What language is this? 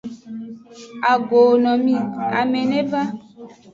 Aja (Benin)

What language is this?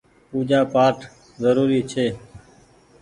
Goaria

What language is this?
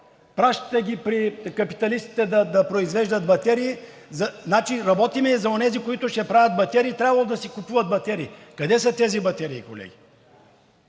Bulgarian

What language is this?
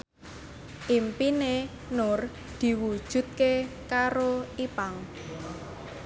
Javanese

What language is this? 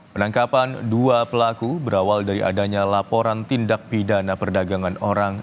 Indonesian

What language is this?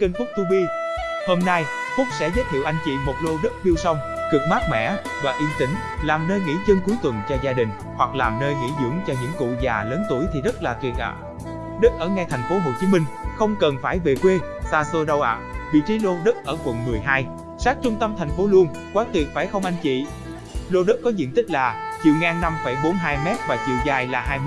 Vietnamese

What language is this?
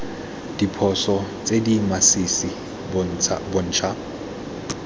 Tswana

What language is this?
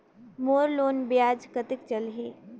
Chhattisgarhi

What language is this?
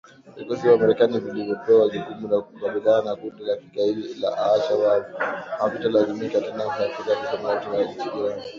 Swahili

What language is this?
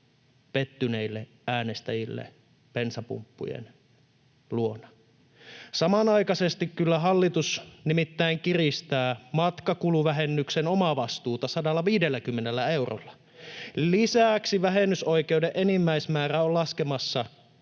Finnish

